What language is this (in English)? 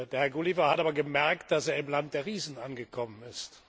German